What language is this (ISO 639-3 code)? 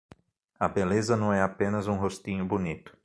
por